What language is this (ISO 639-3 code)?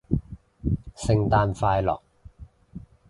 yue